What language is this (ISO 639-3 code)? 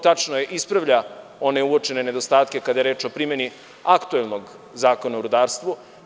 srp